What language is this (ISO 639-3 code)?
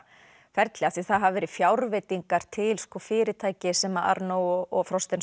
isl